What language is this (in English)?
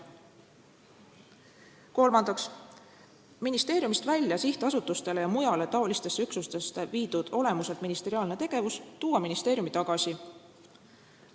Estonian